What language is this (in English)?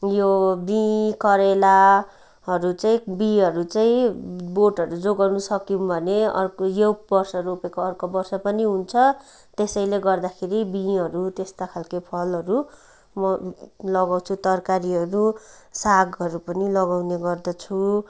Nepali